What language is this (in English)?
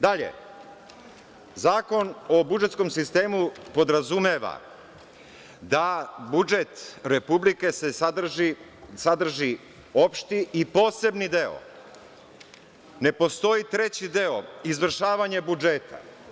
Serbian